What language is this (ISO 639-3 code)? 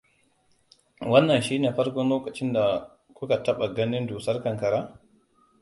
hau